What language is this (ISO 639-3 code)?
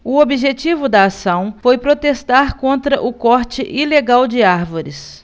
por